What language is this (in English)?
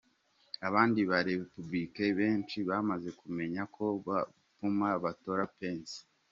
Kinyarwanda